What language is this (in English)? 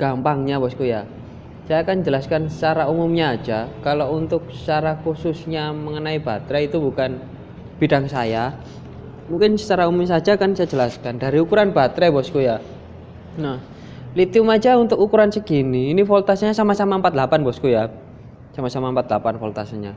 Indonesian